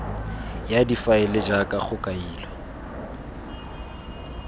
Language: Tswana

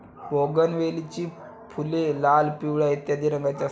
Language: Marathi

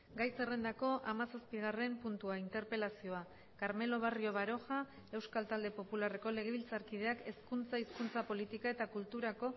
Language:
Basque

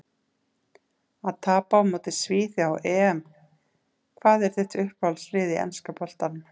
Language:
Icelandic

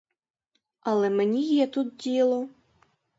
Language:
Ukrainian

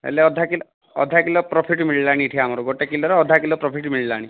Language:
Odia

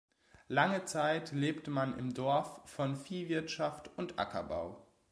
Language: German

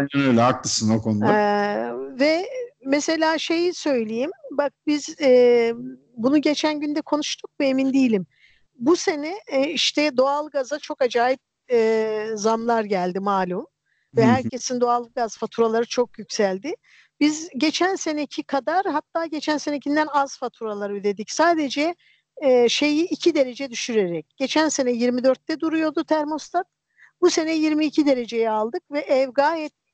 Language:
Turkish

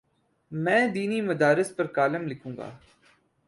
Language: Urdu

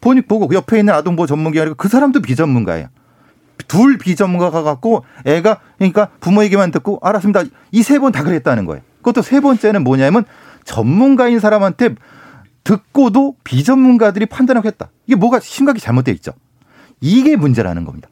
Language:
Korean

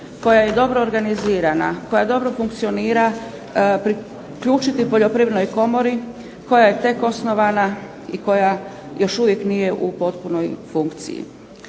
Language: Croatian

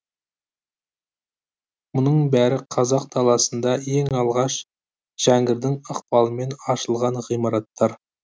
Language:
Kazakh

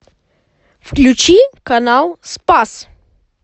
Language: Russian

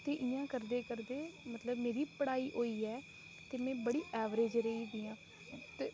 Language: Dogri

